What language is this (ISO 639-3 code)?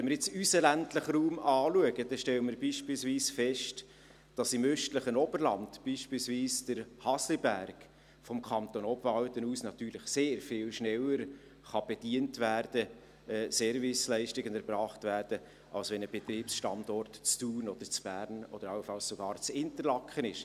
gsw